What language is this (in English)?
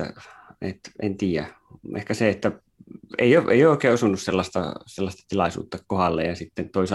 Finnish